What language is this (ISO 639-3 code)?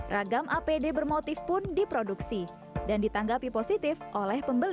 ind